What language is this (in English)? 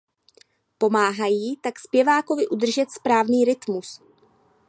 Czech